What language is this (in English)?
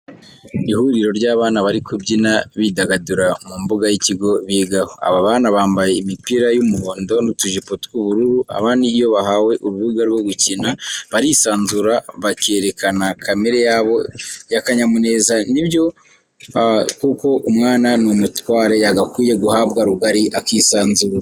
Kinyarwanda